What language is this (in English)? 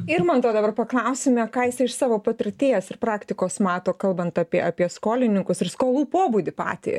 Lithuanian